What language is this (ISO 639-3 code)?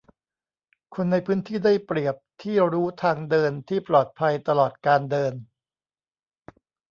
tha